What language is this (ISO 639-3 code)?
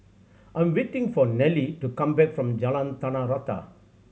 eng